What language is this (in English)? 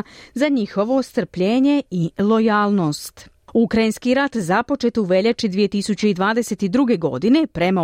Croatian